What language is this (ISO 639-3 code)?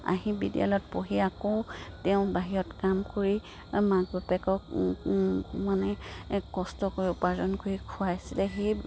asm